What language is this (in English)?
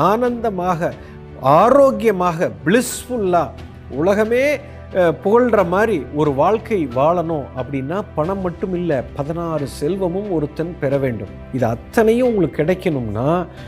Tamil